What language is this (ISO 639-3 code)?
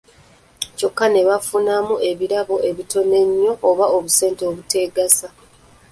lug